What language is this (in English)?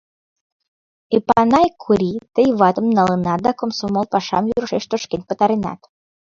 Mari